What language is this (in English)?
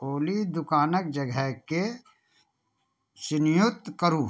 Maithili